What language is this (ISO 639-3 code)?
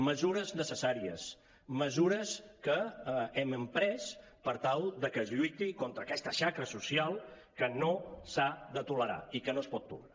cat